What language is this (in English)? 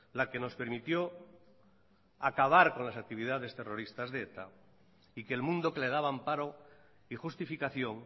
Spanish